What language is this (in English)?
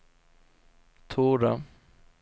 Swedish